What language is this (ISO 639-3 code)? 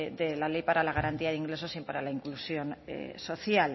spa